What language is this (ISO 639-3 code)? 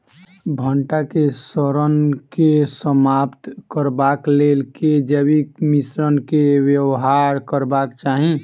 mai